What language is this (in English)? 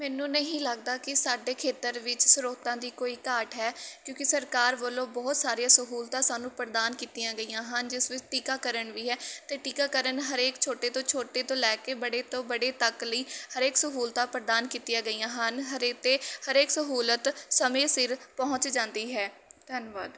Punjabi